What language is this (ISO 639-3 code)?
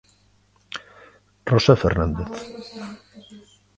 glg